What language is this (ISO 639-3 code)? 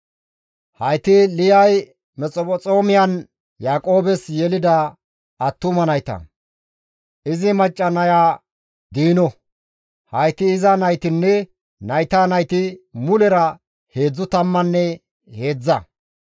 gmv